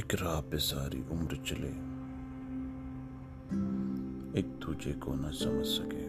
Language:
Urdu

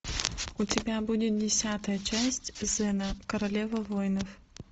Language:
Russian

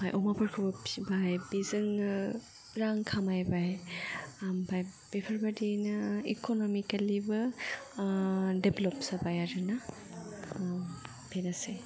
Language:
Bodo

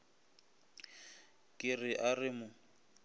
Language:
Northern Sotho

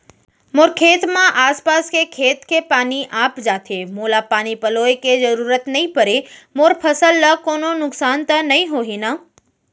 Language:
Chhattisgarhi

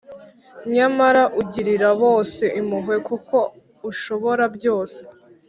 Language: Kinyarwanda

